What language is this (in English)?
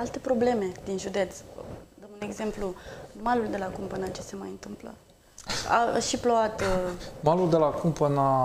Romanian